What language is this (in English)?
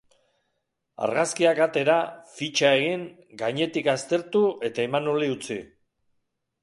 Basque